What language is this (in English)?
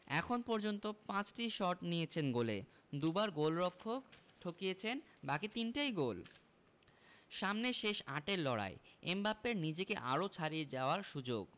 Bangla